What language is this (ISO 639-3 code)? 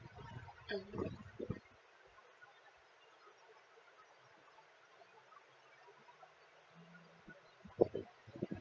eng